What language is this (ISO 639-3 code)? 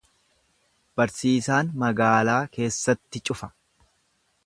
orm